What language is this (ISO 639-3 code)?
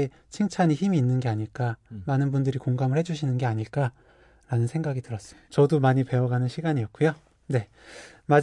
kor